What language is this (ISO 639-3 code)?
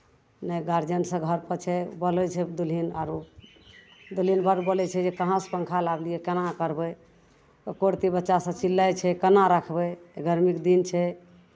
mai